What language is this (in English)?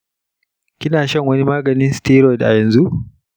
Hausa